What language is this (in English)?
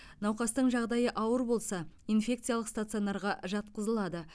Kazakh